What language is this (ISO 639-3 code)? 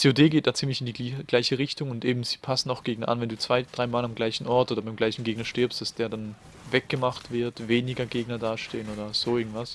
deu